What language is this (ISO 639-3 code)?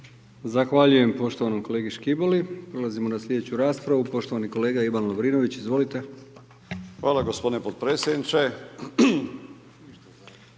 hrv